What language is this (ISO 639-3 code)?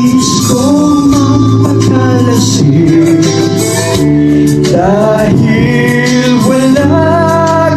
ara